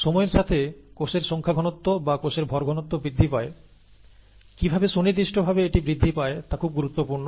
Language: Bangla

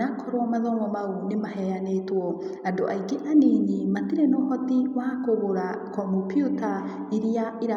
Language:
Kikuyu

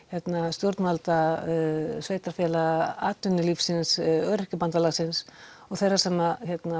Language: Icelandic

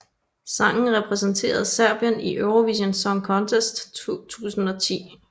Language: Danish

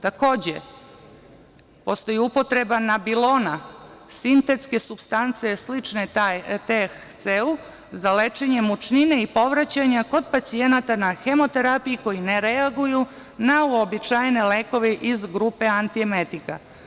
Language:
Serbian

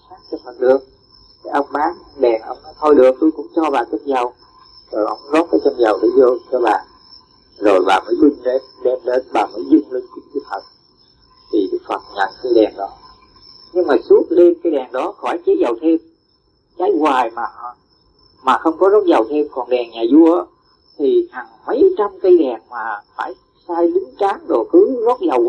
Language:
Vietnamese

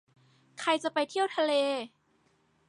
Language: Thai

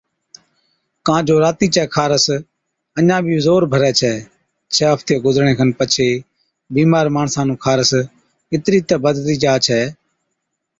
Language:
Od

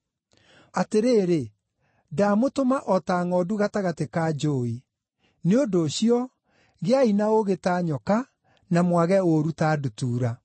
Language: Kikuyu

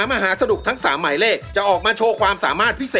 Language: Thai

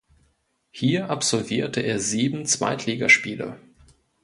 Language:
German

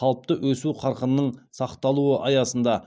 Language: Kazakh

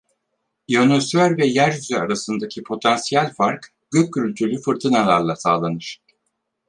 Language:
Turkish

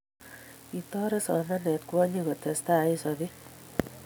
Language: Kalenjin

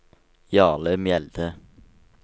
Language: Norwegian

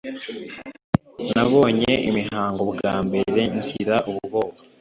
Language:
Kinyarwanda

